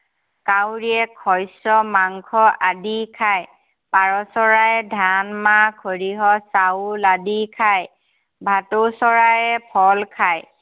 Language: Assamese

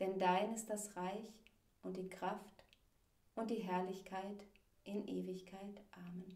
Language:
German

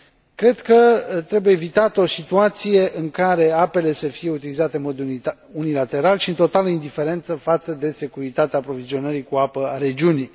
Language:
Romanian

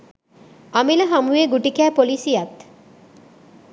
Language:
Sinhala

